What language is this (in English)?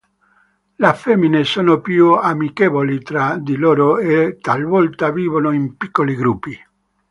Italian